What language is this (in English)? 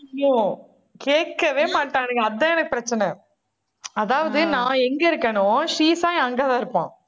Tamil